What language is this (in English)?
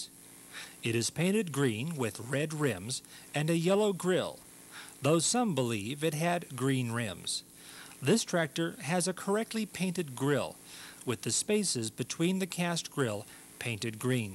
English